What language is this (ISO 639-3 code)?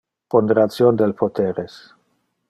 ina